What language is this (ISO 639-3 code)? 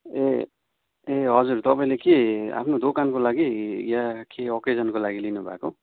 nep